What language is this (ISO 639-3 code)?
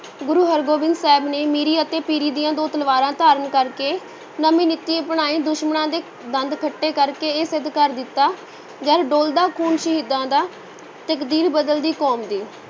pan